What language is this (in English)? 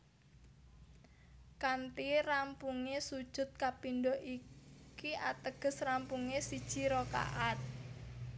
Javanese